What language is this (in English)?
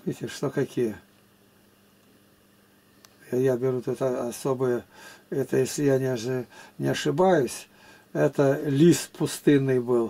Russian